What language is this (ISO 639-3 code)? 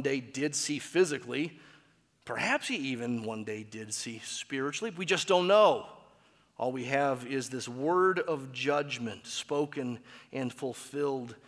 eng